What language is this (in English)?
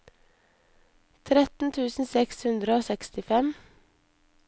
Norwegian